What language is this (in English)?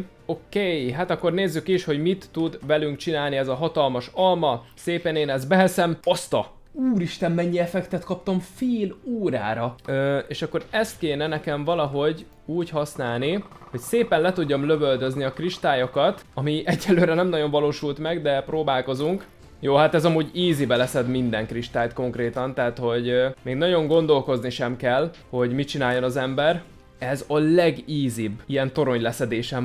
Hungarian